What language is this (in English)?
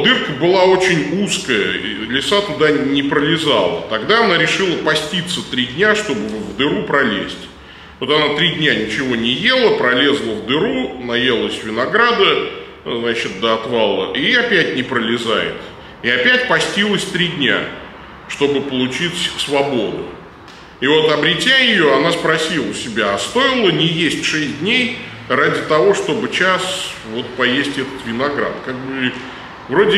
Russian